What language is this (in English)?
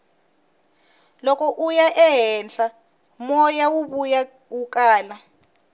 Tsonga